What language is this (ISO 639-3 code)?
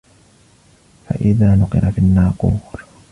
ara